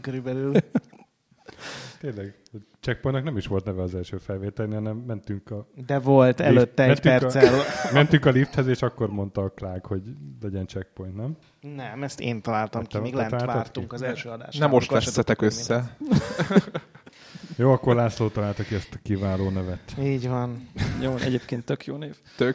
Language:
Hungarian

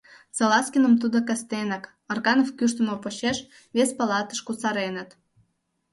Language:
Mari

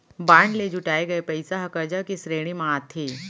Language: Chhattisgarhi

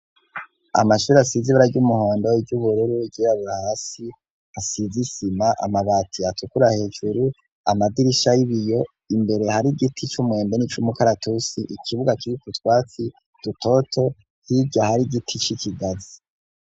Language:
Rundi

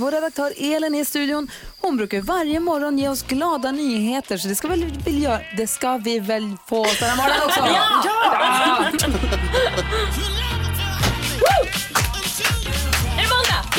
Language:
Swedish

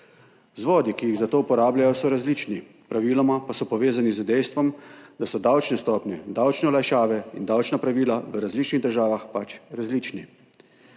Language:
Slovenian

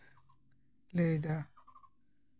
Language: Santali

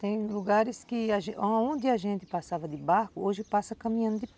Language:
Portuguese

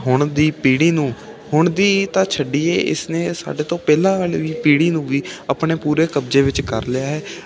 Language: Punjabi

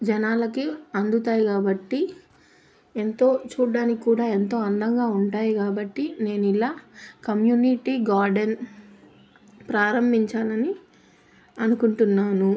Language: Telugu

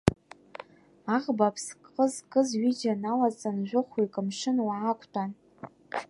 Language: Abkhazian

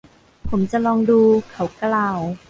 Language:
Thai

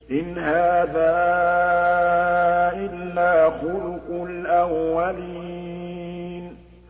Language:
Arabic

